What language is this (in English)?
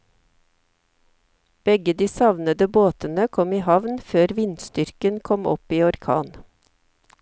Norwegian